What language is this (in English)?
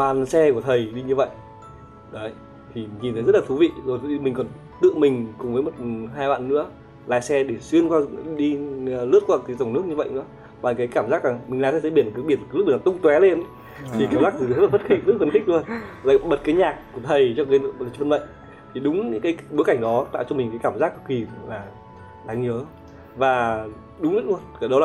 Vietnamese